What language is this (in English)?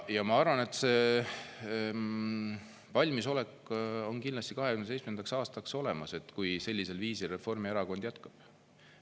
Estonian